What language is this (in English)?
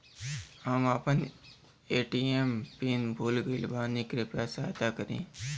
Bhojpuri